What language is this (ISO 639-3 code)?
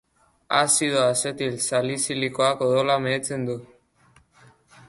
eus